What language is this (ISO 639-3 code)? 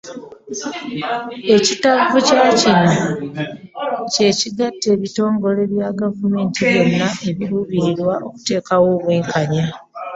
lug